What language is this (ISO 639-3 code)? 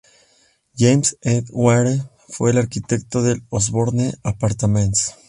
spa